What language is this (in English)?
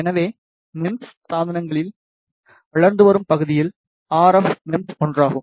Tamil